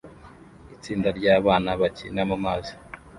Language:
Kinyarwanda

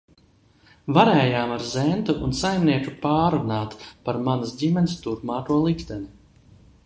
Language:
Latvian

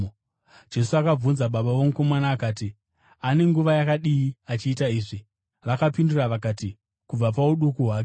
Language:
Shona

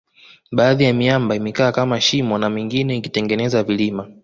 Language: Swahili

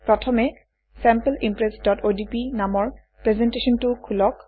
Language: Assamese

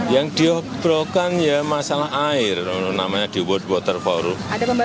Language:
Indonesian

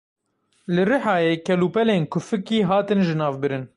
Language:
Kurdish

